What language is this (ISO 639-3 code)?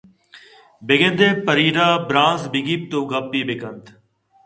bgp